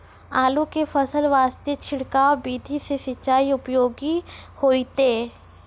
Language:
Maithili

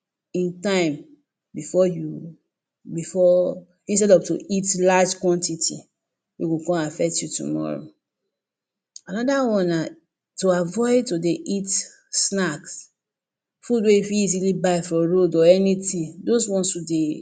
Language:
Nigerian Pidgin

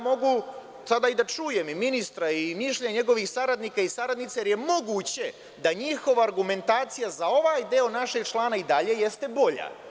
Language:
Serbian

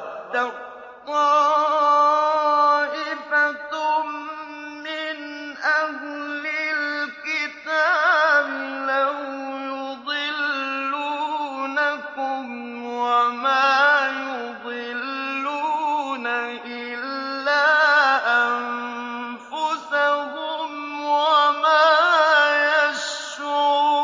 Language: Arabic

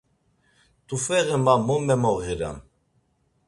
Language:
Laz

